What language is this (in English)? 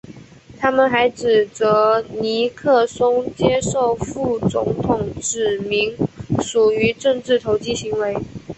Chinese